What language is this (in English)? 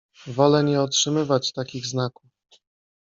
Polish